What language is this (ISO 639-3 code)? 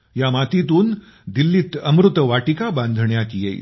mar